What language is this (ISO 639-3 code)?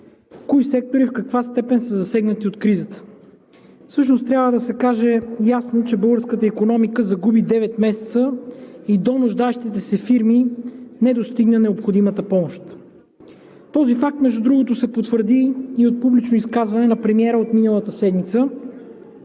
bul